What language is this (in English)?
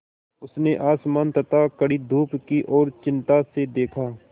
Hindi